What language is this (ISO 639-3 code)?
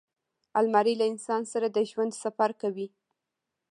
pus